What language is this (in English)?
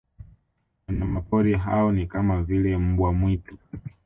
Swahili